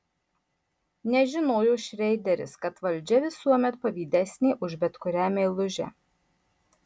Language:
Lithuanian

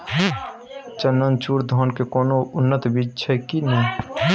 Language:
Maithili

